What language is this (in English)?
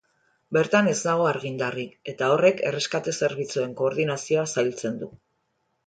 Basque